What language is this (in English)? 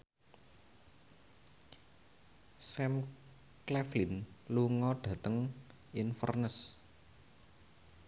Javanese